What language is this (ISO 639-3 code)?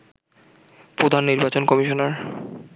ben